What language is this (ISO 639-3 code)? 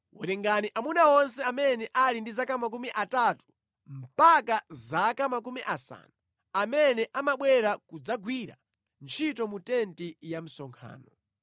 nya